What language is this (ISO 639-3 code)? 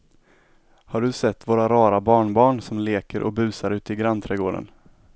swe